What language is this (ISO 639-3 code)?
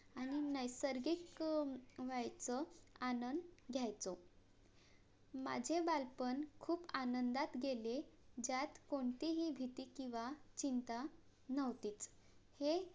mar